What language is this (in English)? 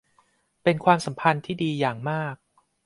Thai